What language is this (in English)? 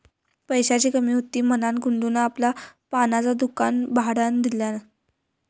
Marathi